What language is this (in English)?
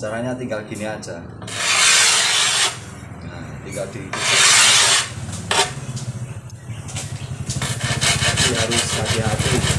Indonesian